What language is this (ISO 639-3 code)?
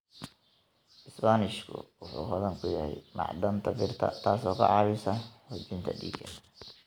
som